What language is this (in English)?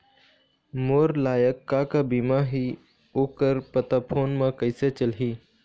Chhattisgarhi